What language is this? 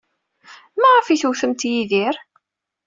Kabyle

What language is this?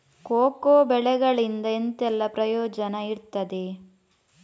Kannada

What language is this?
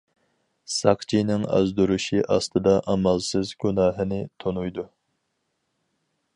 Uyghur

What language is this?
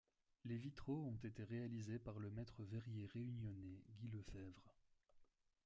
French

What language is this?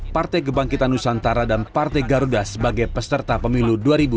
Indonesian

